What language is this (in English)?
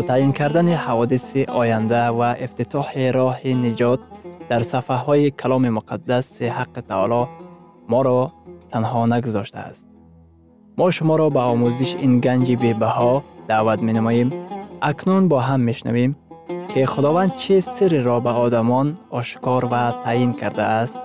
Persian